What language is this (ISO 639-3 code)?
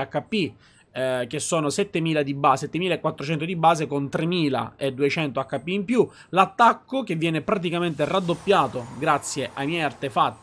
ita